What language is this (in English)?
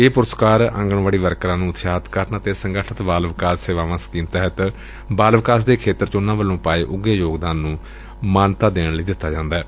Punjabi